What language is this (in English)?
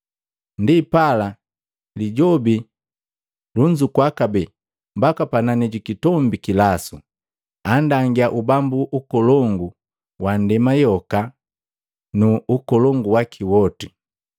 Matengo